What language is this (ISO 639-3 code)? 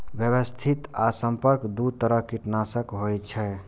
mai